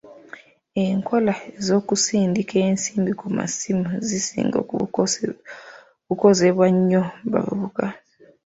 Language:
Ganda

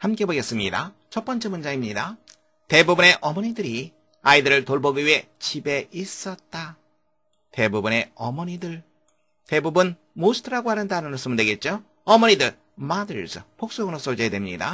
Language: Korean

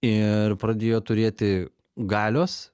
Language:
Lithuanian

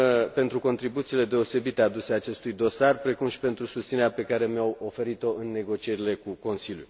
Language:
Romanian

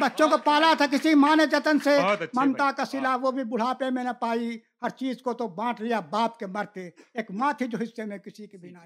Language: Urdu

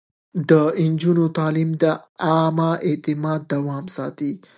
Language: Pashto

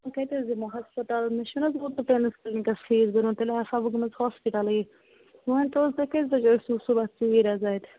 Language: Kashmiri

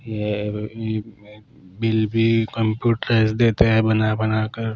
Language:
Hindi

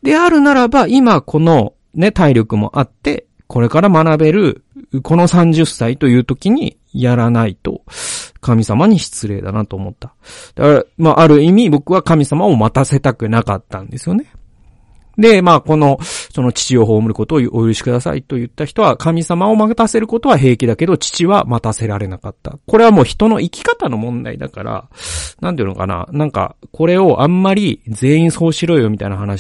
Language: Japanese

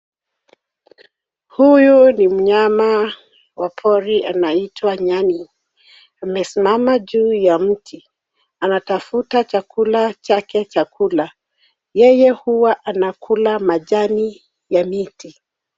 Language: Swahili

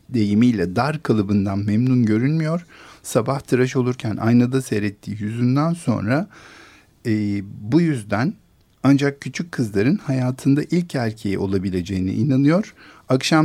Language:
Turkish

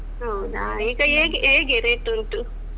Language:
Kannada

